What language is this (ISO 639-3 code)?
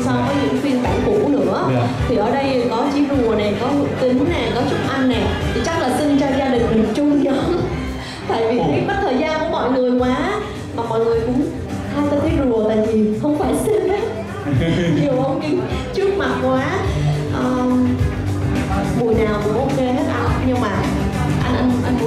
vie